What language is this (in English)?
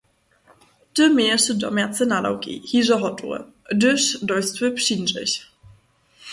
Upper Sorbian